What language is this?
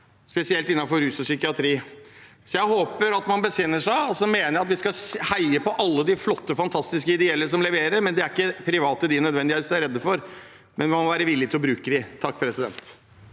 Norwegian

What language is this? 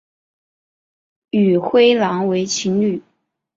Chinese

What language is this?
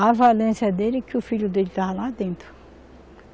Portuguese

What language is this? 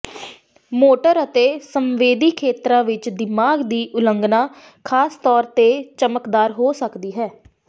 Punjabi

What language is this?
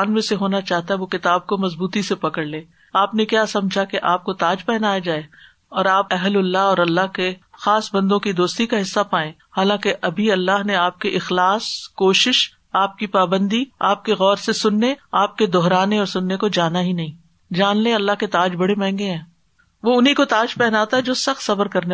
Urdu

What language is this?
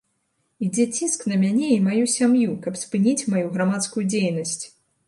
Belarusian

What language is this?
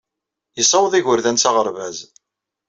Kabyle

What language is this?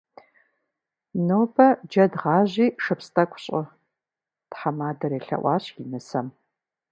Kabardian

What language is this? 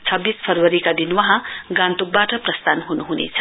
Nepali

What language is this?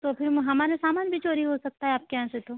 Hindi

